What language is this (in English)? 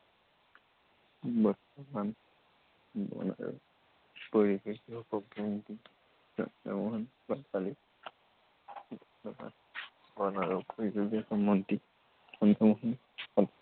Assamese